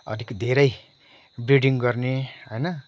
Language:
Nepali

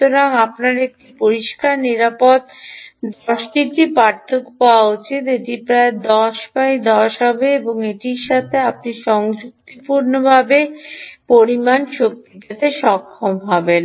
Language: Bangla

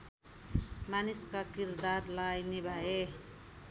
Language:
Nepali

